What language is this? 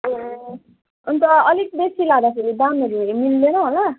Nepali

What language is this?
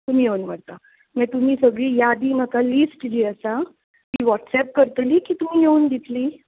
Konkani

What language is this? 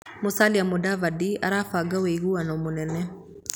Kikuyu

